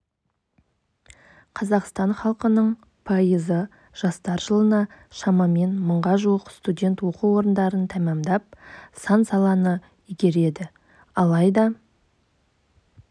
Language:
Kazakh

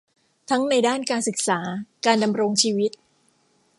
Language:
Thai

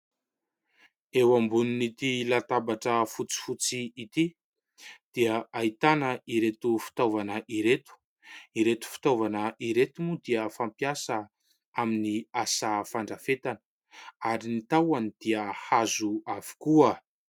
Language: Malagasy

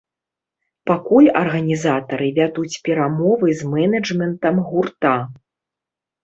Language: Belarusian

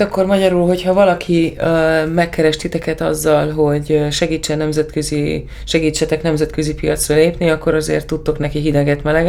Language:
Hungarian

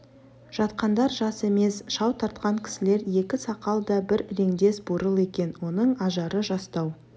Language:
Kazakh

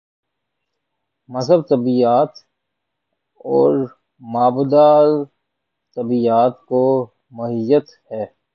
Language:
Urdu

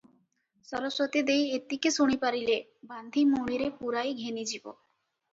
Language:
Odia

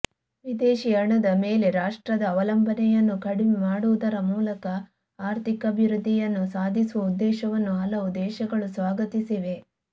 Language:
Kannada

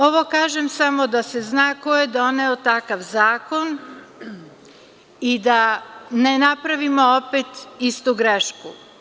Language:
Serbian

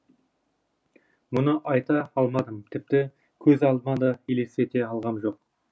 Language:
Kazakh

